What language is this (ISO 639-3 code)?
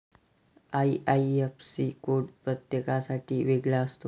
mar